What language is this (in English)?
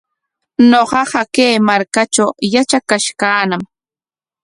Corongo Ancash Quechua